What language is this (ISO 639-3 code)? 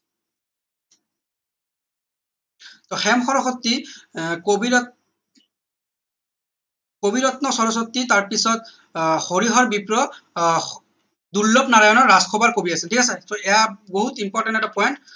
asm